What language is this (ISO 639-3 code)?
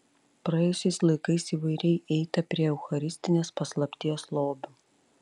lit